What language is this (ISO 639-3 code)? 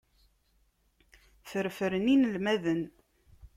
kab